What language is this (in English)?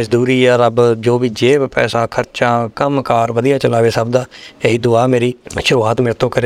Punjabi